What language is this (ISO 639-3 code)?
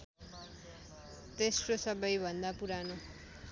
nep